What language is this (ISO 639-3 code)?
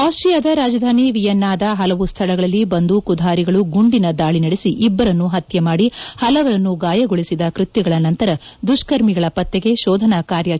kan